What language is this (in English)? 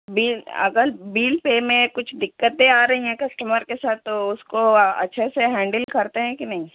Urdu